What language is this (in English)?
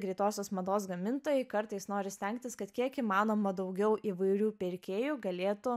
Lithuanian